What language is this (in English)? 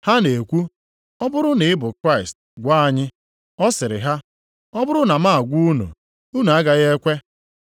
Igbo